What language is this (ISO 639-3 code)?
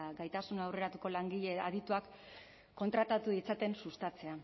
eus